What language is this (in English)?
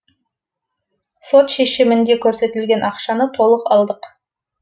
Kazakh